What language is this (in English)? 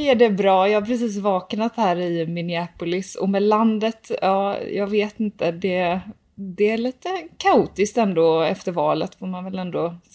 Swedish